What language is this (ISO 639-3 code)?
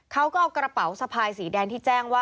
tha